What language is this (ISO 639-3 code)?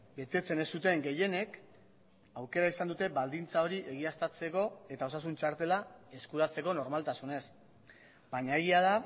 eus